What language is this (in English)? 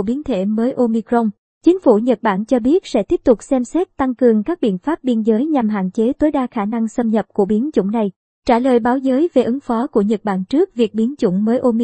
Vietnamese